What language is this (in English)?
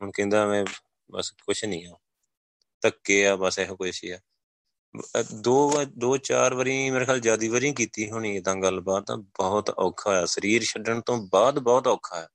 Punjabi